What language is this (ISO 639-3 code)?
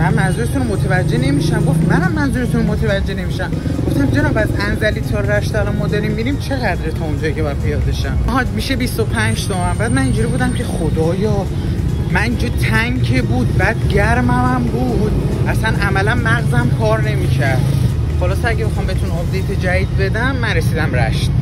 fas